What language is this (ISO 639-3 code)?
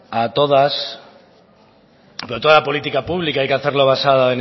spa